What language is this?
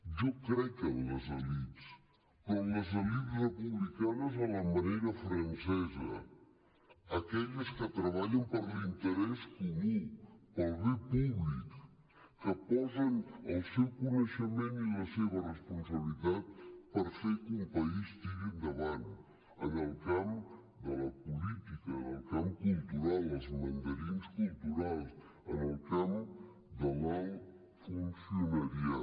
Catalan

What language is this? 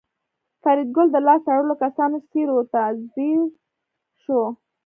Pashto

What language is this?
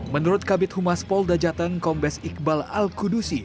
Indonesian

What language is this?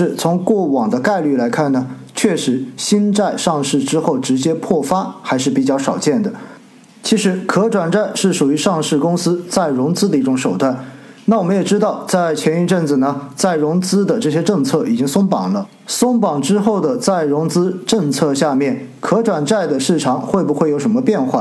Chinese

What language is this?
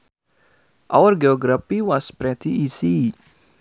Sundanese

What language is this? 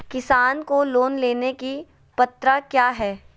Magahi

